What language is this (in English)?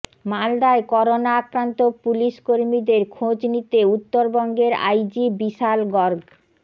Bangla